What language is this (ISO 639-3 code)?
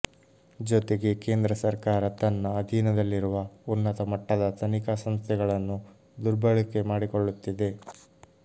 kan